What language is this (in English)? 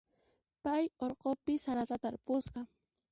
Puno Quechua